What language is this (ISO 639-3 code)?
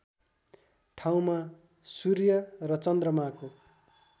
nep